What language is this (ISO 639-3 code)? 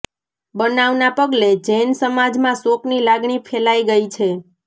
guj